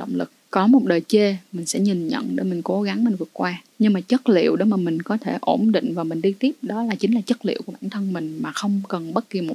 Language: Vietnamese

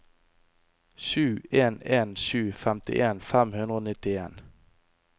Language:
Norwegian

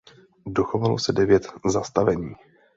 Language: Czech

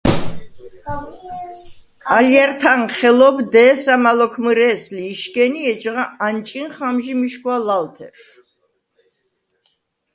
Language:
Svan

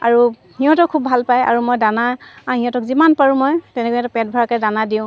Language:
Assamese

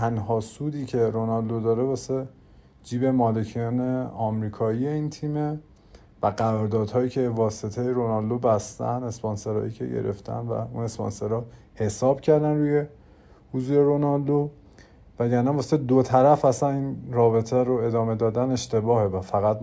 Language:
Persian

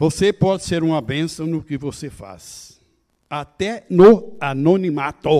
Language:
Portuguese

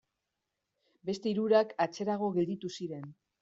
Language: Basque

